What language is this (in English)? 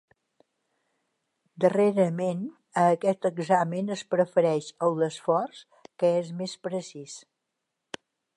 Catalan